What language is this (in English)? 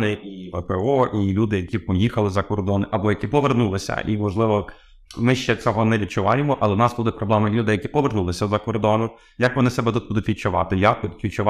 Ukrainian